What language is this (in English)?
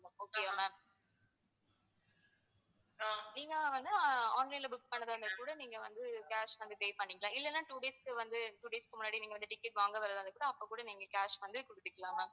Tamil